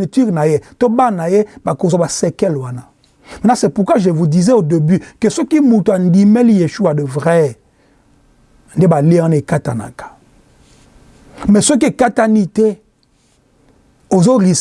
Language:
French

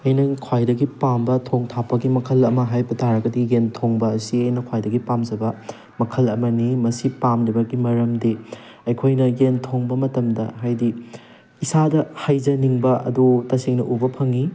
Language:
Manipuri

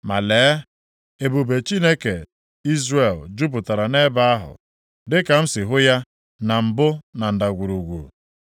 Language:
Igbo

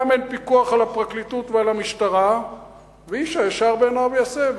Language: Hebrew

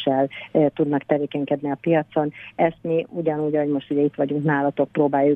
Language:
Hungarian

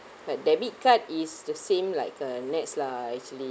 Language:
English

